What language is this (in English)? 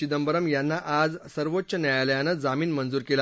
Marathi